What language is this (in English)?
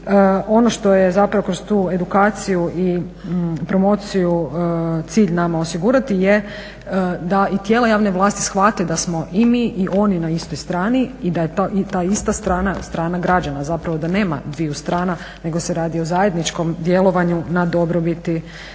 Croatian